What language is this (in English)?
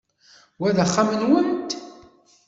Kabyle